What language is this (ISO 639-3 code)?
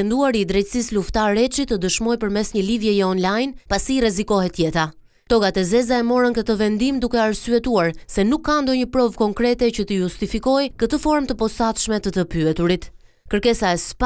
ron